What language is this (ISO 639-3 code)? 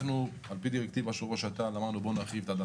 heb